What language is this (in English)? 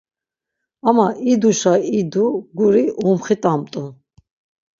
Laz